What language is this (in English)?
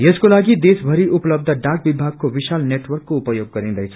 Nepali